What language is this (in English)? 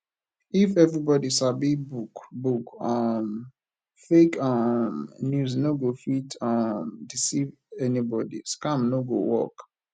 Nigerian Pidgin